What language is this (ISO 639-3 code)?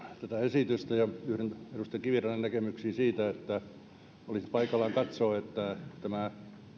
fin